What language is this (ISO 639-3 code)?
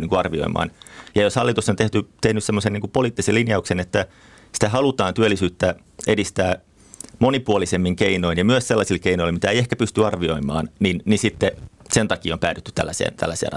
fin